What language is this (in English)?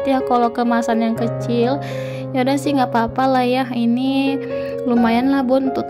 Indonesian